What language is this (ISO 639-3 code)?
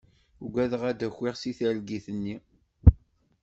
kab